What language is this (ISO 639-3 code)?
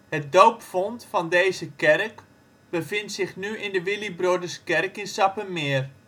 nld